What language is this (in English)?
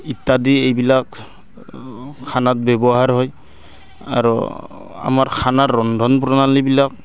Assamese